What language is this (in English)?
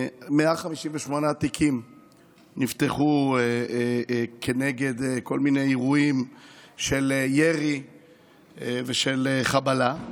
Hebrew